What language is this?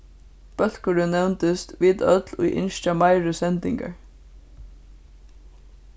Faroese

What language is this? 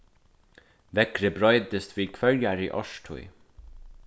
Faroese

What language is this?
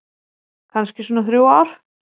Icelandic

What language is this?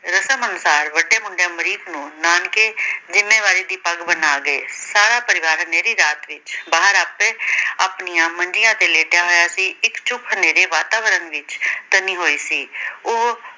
Punjabi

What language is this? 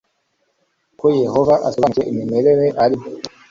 Kinyarwanda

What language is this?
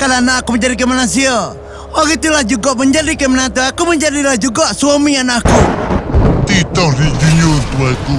Malay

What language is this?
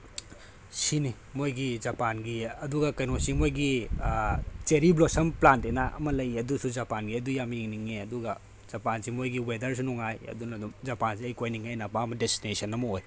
Manipuri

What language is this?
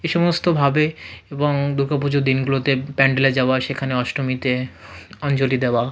Bangla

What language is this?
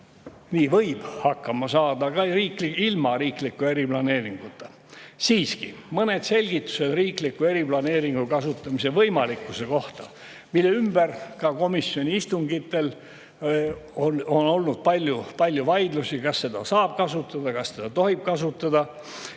Estonian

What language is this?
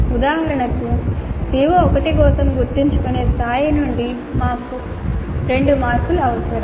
Telugu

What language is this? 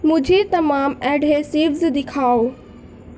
Urdu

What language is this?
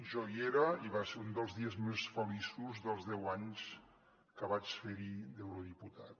Catalan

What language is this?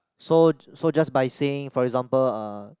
English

